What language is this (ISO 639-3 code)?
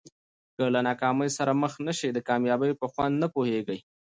pus